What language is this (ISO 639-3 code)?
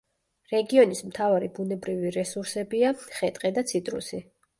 kat